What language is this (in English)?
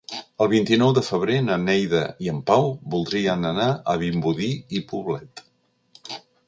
Catalan